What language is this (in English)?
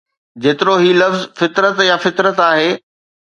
Sindhi